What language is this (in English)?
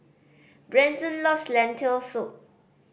English